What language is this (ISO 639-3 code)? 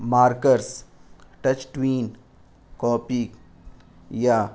urd